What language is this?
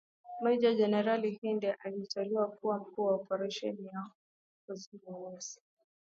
Swahili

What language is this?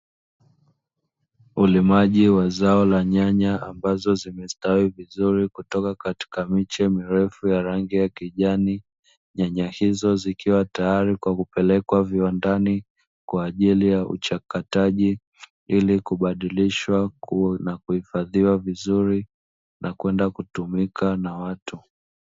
Swahili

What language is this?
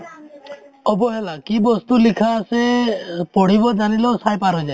Assamese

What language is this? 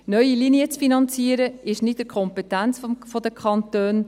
Swiss German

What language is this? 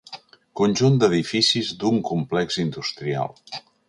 Catalan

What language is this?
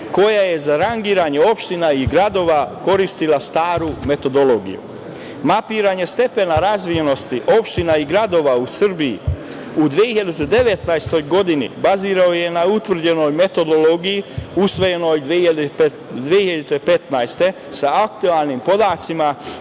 Serbian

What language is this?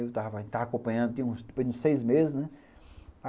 Portuguese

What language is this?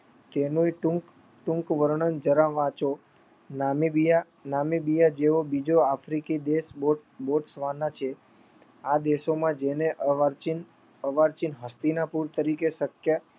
Gujarati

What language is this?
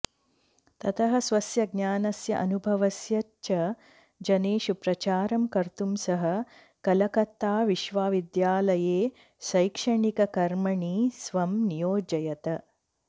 Sanskrit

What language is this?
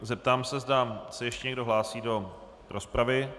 Czech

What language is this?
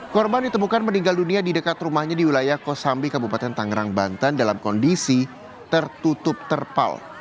Indonesian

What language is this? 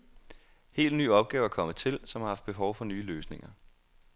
Danish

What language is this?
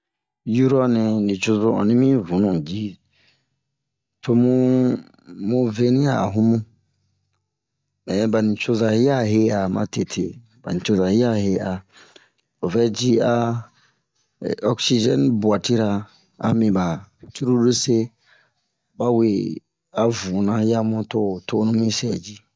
Bomu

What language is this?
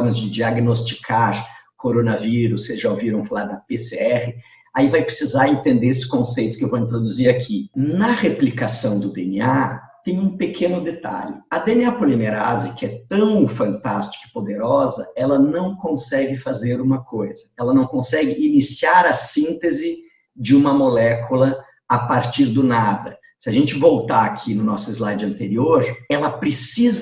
Portuguese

